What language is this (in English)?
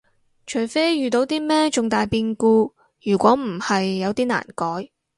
Cantonese